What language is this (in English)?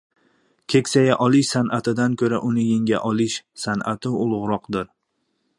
Uzbek